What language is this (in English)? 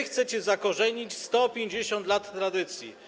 Polish